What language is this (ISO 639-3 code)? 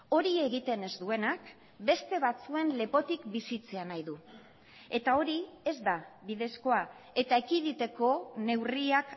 eus